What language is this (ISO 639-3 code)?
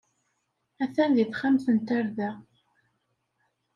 kab